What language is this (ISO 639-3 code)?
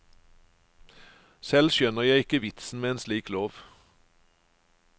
nor